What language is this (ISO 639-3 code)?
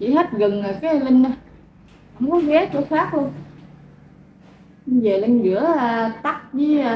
vie